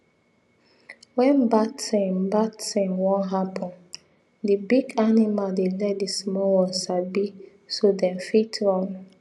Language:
Nigerian Pidgin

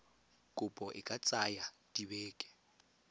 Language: Tswana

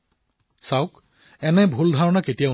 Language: Assamese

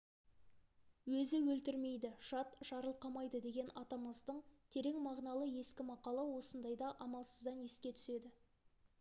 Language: Kazakh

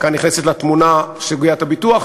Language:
Hebrew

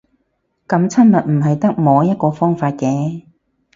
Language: Cantonese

